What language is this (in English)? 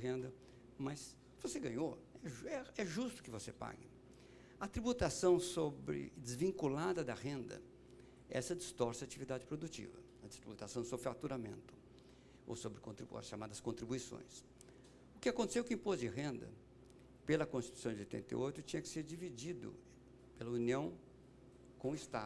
Portuguese